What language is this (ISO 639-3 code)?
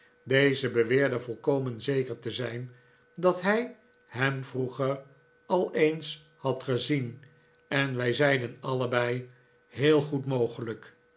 nld